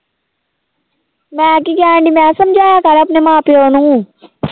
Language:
Punjabi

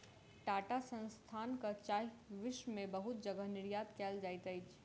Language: Maithili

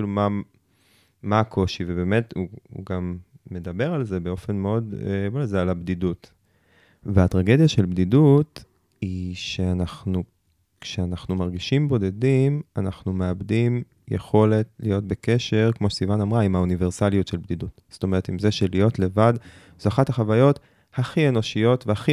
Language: Hebrew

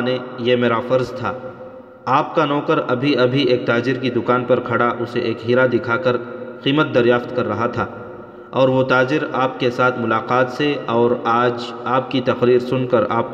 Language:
Urdu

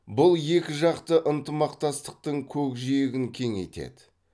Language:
Kazakh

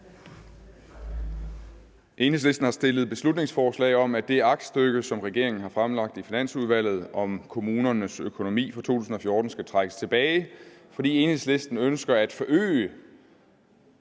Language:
Danish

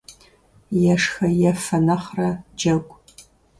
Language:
Kabardian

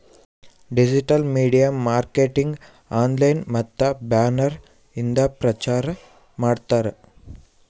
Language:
Kannada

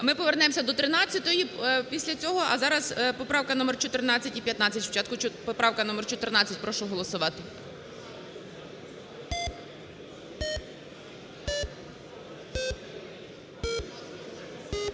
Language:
Ukrainian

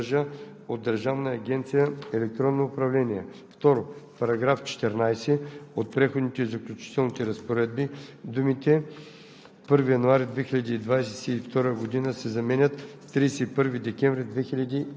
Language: Bulgarian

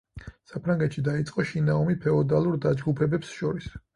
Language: Georgian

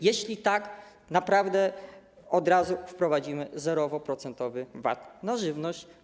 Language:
Polish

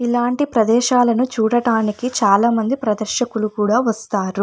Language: Telugu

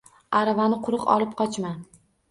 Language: Uzbek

